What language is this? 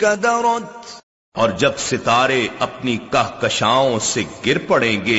Urdu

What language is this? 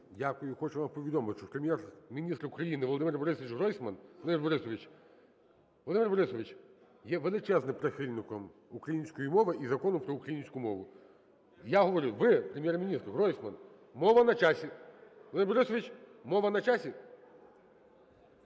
Ukrainian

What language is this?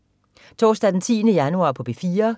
Danish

